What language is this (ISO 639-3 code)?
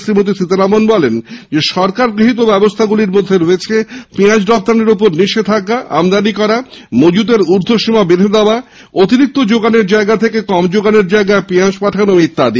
ben